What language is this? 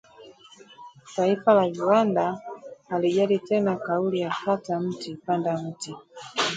Swahili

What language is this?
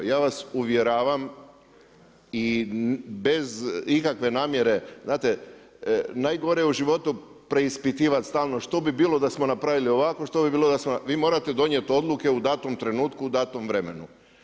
Croatian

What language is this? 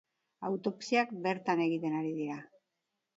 Basque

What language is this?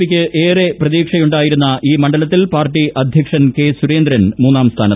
Malayalam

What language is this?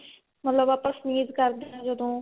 Punjabi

